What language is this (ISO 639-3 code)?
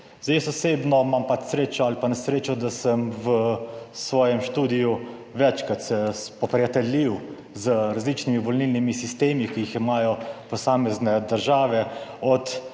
slv